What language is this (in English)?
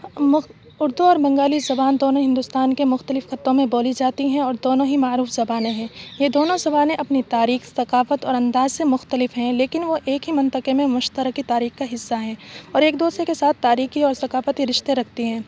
Urdu